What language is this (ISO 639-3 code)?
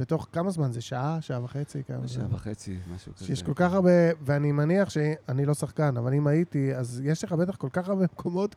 heb